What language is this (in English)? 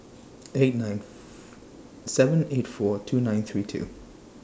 English